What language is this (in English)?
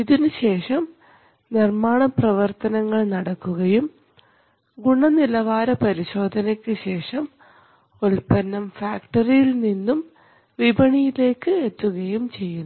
Malayalam